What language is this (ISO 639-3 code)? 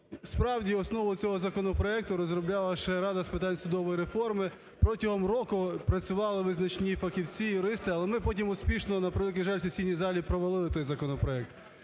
ukr